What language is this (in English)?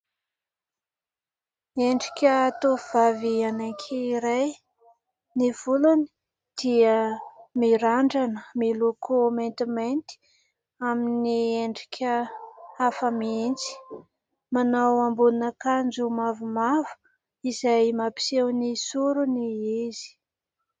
Malagasy